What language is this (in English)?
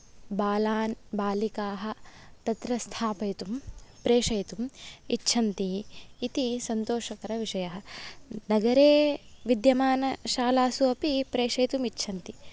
Sanskrit